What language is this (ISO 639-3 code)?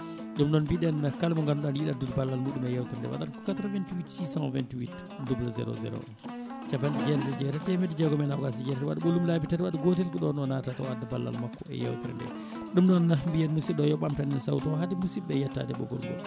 ful